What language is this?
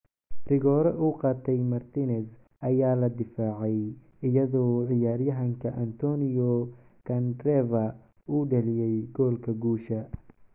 Somali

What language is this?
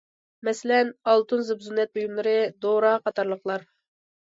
Uyghur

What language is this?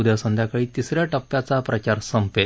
Marathi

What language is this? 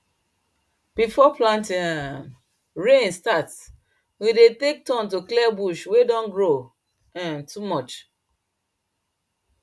Nigerian Pidgin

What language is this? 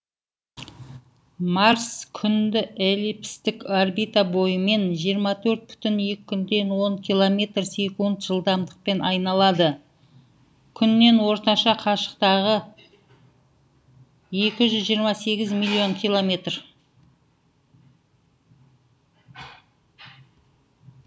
Kazakh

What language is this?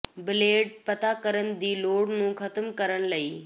Punjabi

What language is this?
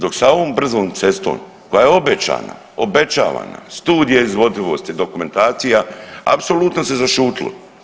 Croatian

